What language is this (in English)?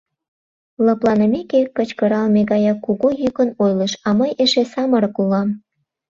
Mari